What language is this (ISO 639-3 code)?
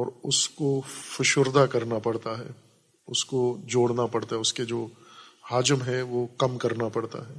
urd